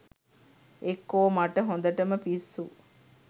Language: Sinhala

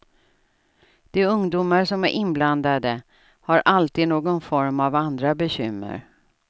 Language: Swedish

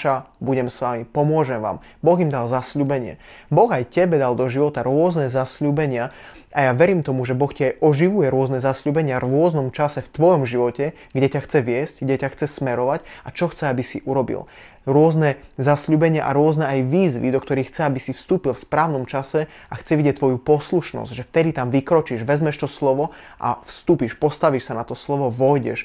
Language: Slovak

